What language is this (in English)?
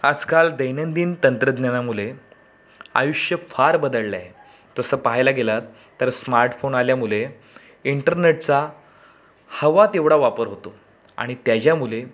Marathi